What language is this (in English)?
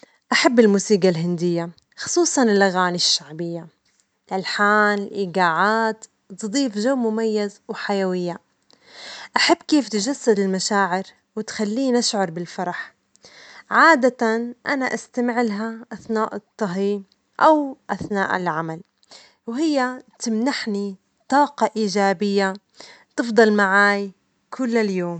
Omani Arabic